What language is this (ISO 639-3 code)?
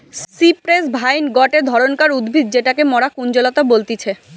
ben